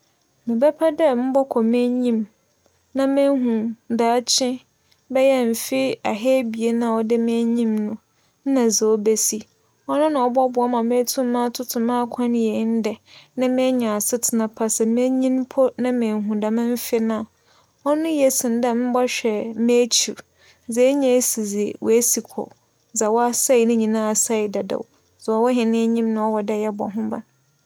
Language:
Akan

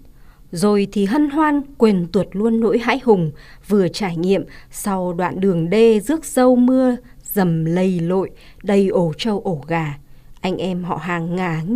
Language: Vietnamese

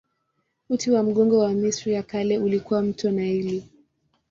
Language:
Swahili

